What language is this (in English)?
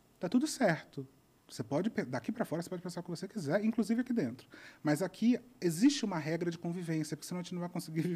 Portuguese